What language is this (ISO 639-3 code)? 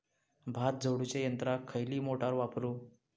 mar